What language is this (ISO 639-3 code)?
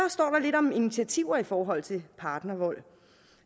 dan